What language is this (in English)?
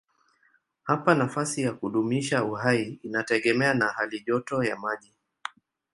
Swahili